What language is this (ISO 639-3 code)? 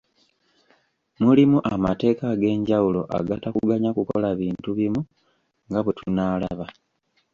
lug